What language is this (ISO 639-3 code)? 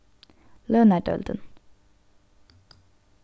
fao